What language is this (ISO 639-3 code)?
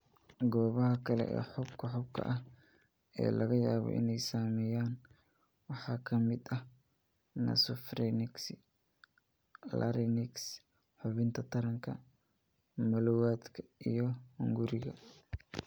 som